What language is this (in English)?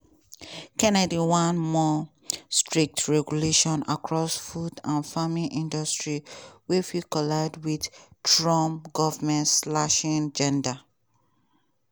Nigerian Pidgin